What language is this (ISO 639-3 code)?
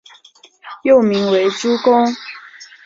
zho